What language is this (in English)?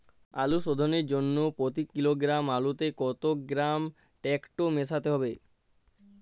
Bangla